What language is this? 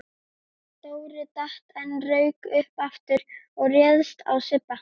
Icelandic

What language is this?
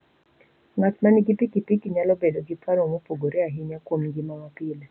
Luo (Kenya and Tanzania)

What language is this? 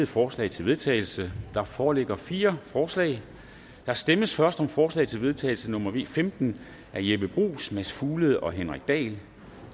Danish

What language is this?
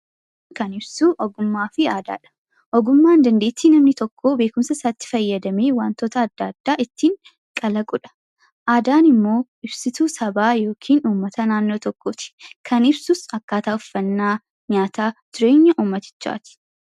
Oromo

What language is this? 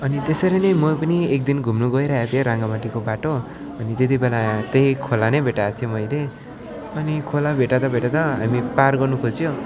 Nepali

